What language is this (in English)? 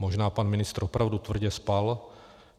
Czech